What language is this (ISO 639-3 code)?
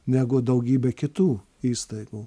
lit